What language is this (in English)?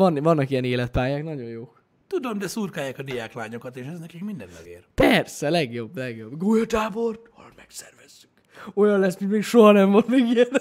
Hungarian